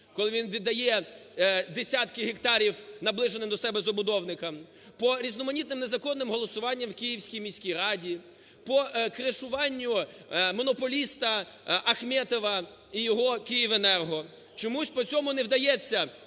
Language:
Ukrainian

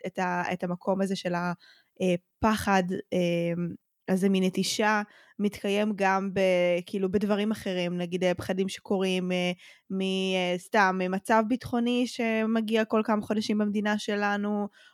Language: Hebrew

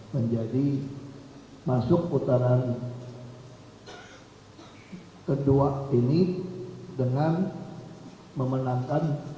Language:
Indonesian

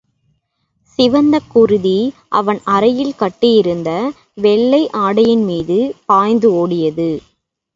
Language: Tamil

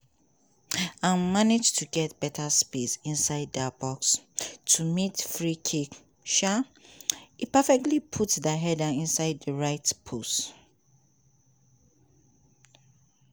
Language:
Nigerian Pidgin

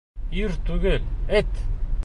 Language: Bashkir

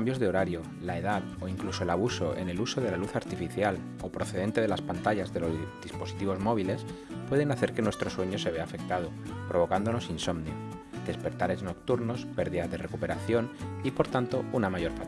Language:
Spanish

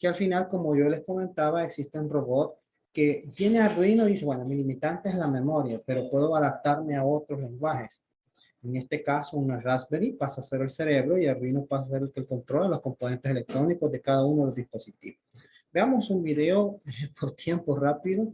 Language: Spanish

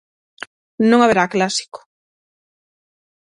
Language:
Galician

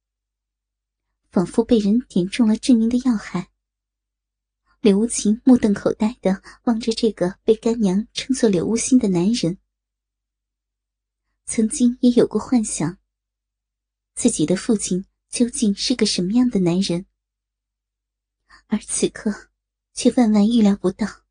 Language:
Chinese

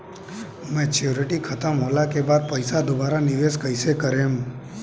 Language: Bhojpuri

